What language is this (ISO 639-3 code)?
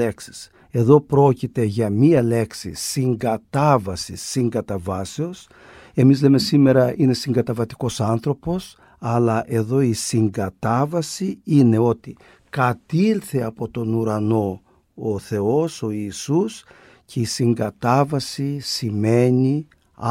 ell